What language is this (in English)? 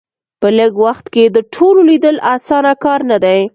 Pashto